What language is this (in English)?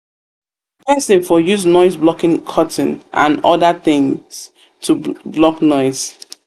Nigerian Pidgin